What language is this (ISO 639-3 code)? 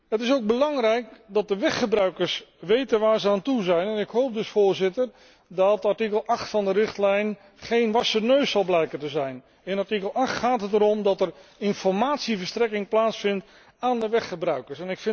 nld